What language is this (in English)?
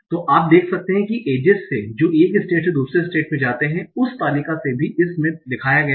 Hindi